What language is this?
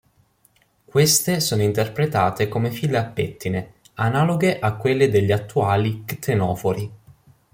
Italian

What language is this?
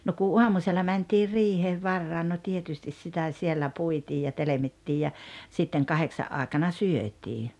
Finnish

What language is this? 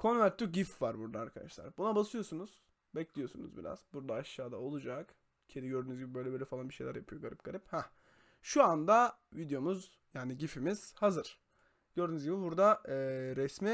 Turkish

